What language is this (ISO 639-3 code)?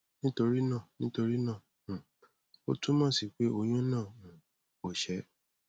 yor